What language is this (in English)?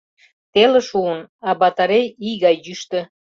Mari